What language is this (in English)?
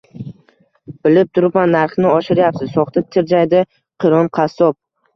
Uzbek